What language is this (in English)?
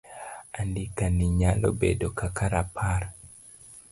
Luo (Kenya and Tanzania)